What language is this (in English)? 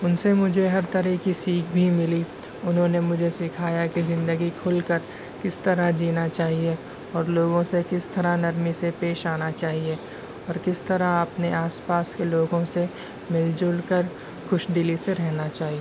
Urdu